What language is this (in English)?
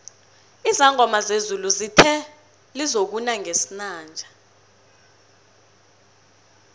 South Ndebele